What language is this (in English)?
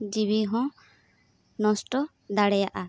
Santali